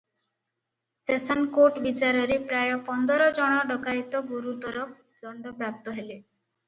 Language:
Odia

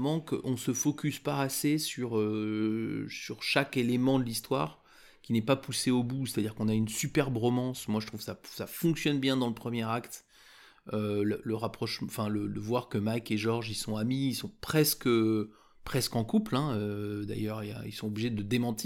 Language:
French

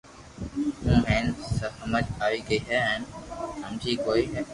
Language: Loarki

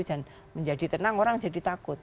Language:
Indonesian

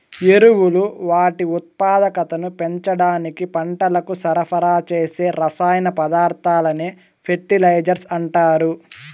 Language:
Telugu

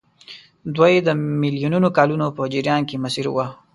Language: Pashto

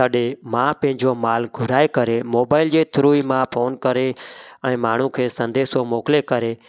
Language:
Sindhi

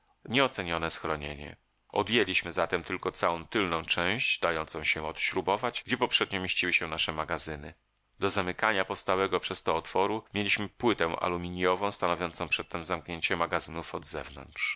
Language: Polish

